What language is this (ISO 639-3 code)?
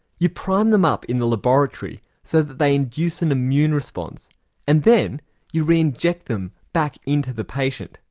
eng